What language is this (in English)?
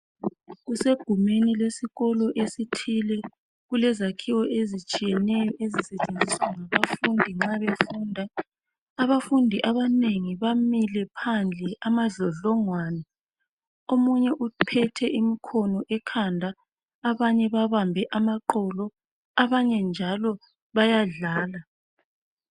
North Ndebele